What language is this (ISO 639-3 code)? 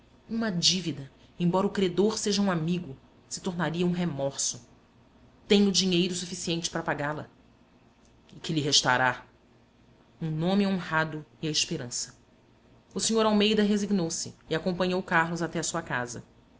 por